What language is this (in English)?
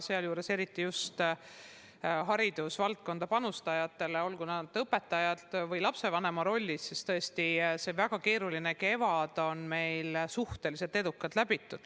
Estonian